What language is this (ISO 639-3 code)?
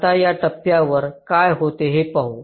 mar